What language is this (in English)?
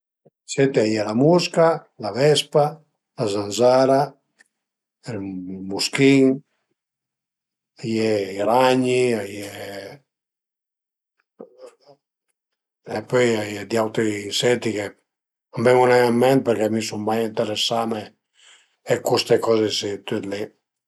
Piedmontese